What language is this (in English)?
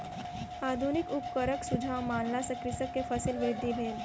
Maithili